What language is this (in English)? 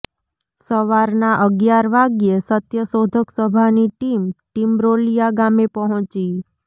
Gujarati